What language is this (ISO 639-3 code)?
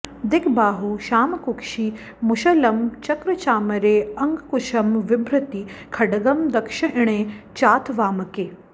san